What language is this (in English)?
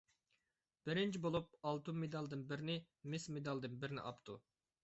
Uyghur